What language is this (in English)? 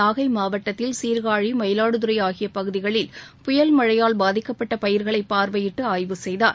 Tamil